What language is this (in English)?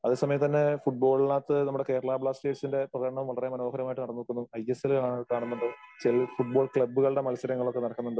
Malayalam